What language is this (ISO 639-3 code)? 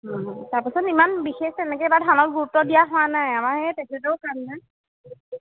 asm